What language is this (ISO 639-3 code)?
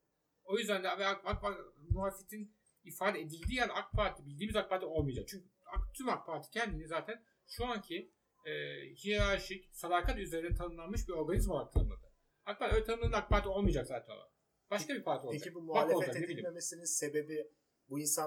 tur